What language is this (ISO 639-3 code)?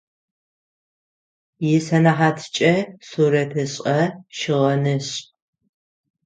ady